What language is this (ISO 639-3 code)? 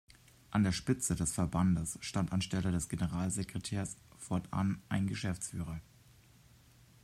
deu